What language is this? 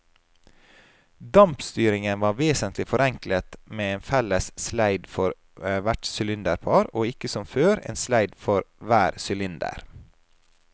Norwegian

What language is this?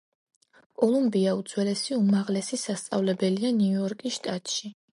Georgian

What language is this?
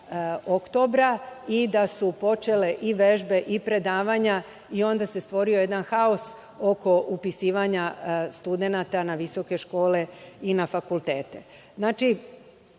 Serbian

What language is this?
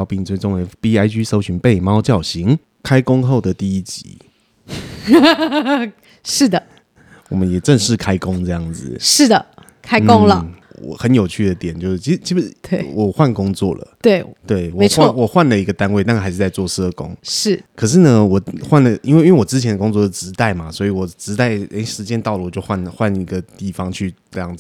Chinese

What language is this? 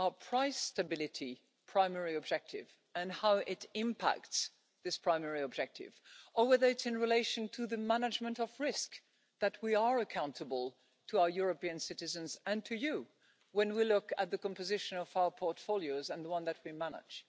English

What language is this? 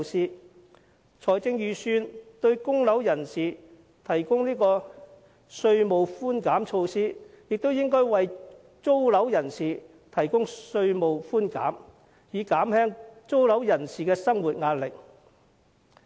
Cantonese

